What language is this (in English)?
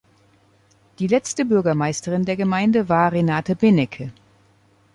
German